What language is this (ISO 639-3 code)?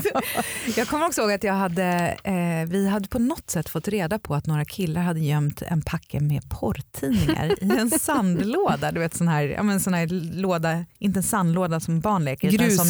swe